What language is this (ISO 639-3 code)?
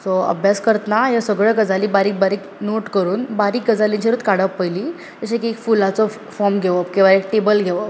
kok